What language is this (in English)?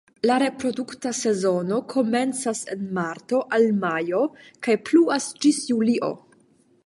Esperanto